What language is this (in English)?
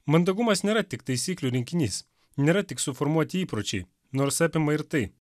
Lithuanian